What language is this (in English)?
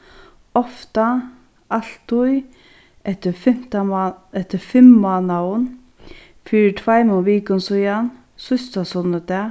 Faroese